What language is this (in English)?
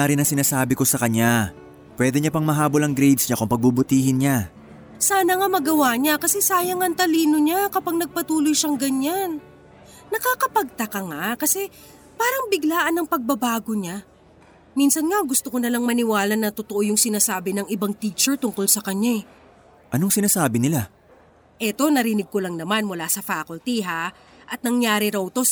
Filipino